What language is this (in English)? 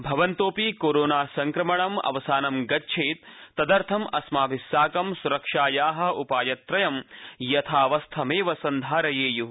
Sanskrit